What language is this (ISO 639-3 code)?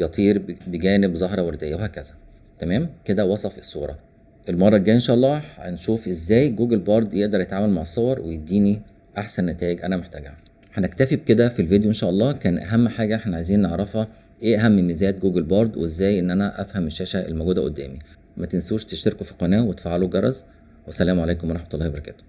ara